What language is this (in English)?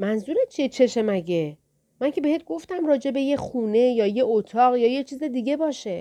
Persian